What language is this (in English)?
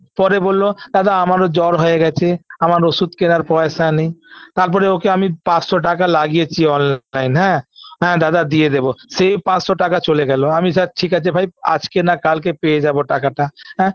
Bangla